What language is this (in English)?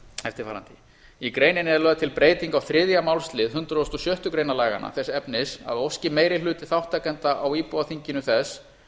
Icelandic